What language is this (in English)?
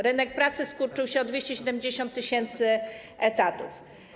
Polish